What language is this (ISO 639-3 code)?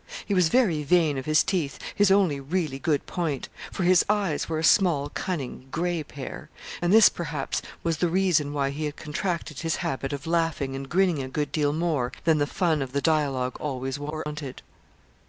eng